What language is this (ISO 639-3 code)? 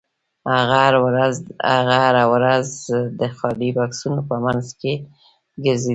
pus